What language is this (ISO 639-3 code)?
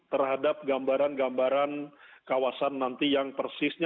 ind